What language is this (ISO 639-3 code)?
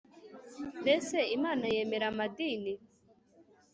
kin